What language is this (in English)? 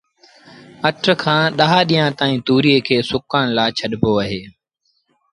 Sindhi Bhil